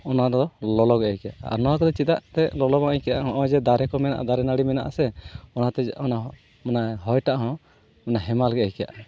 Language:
Santali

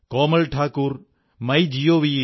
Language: Malayalam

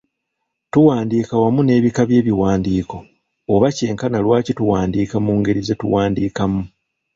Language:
Ganda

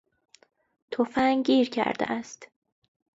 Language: Persian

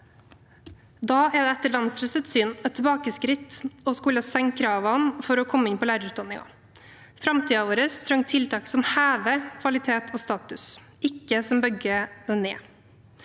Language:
Norwegian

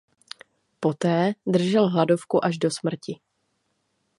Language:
Czech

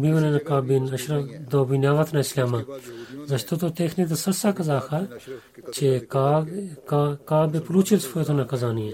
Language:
Bulgarian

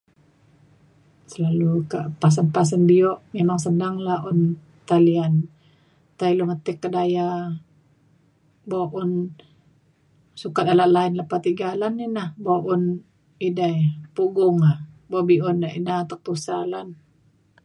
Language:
Mainstream Kenyah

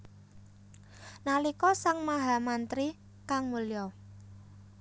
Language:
Javanese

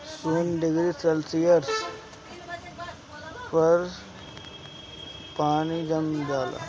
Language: Bhojpuri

